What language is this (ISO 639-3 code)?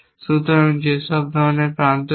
ben